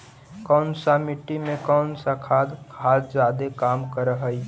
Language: Magahi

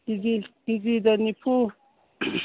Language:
Manipuri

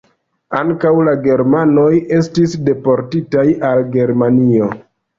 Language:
Esperanto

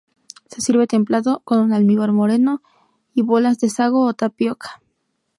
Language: Spanish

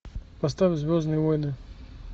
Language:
Russian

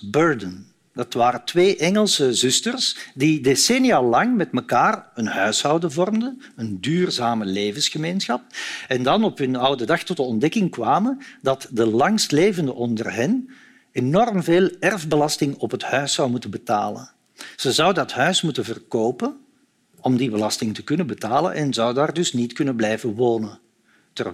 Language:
Dutch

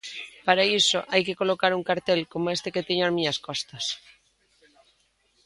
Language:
Galician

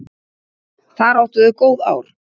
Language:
Icelandic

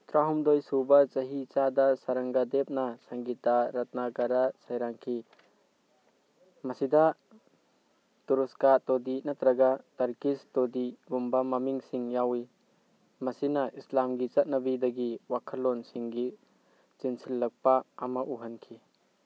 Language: Manipuri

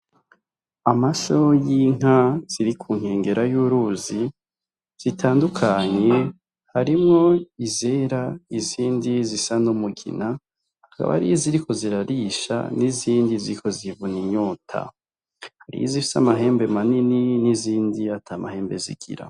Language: Rundi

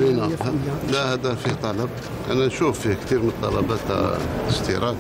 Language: Arabic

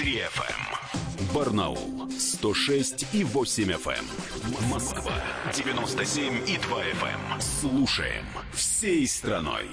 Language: Russian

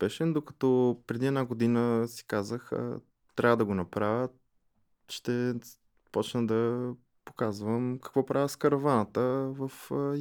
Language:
Bulgarian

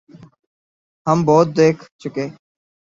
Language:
Urdu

